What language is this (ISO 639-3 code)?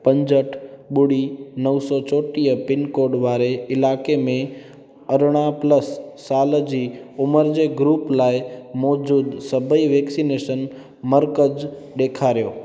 snd